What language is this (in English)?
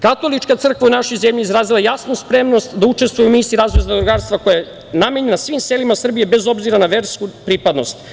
Serbian